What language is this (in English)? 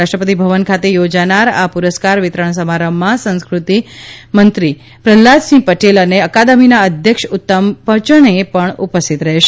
Gujarati